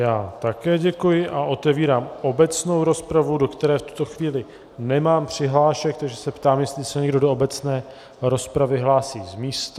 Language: Czech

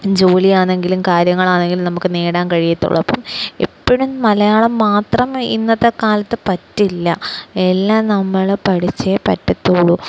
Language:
Malayalam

